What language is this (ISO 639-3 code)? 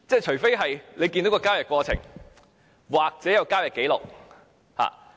yue